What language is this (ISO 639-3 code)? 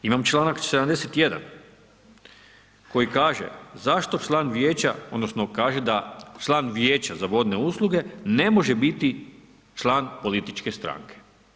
hrv